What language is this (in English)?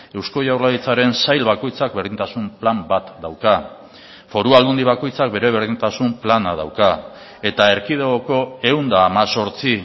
Basque